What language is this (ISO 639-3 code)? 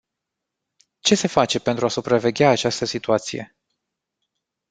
ron